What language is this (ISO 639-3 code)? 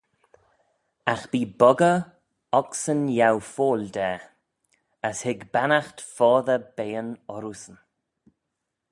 glv